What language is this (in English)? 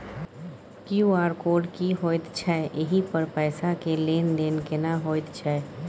Maithili